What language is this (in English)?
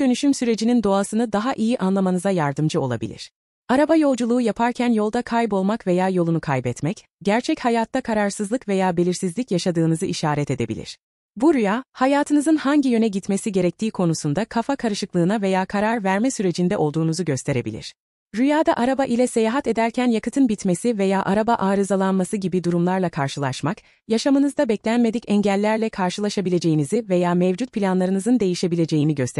Turkish